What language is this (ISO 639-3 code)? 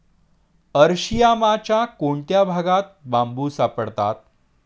mar